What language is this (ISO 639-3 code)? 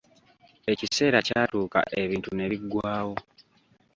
lug